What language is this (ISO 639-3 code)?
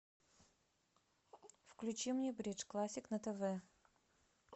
rus